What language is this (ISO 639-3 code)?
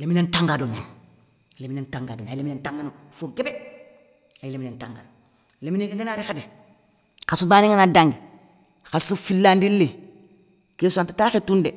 snk